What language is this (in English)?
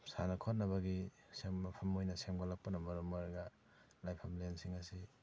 Manipuri